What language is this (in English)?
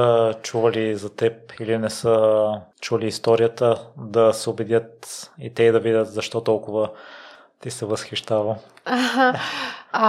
Bulgarian